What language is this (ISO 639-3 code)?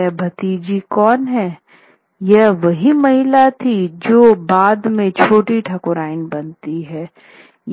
hin